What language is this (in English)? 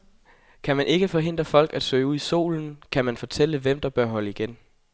Danish